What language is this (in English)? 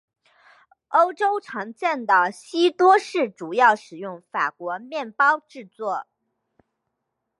Chinese